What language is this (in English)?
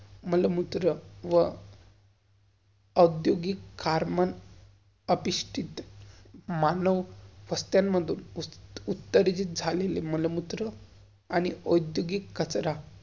Marathi